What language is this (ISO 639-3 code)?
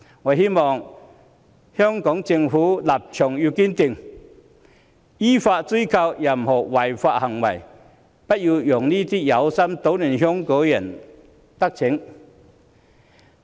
yue